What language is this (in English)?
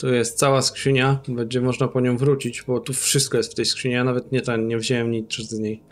Polish